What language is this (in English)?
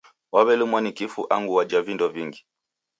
Taita